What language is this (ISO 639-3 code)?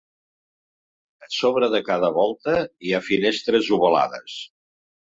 cat